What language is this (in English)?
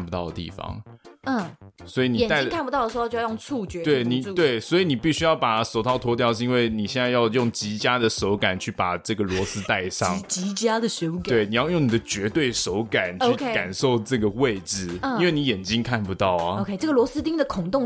Chinese